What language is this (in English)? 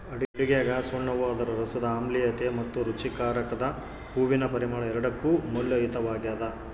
Kannada